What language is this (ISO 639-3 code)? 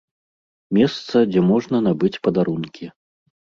bel